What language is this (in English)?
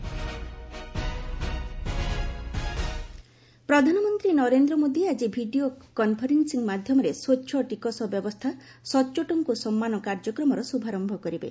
Odia